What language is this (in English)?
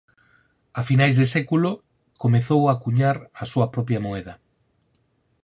Galician